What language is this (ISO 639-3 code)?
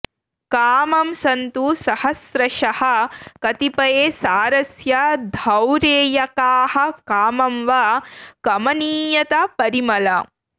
san